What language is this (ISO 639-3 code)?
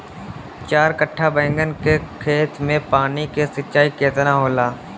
bho